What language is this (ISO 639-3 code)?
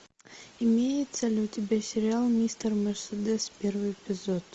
rus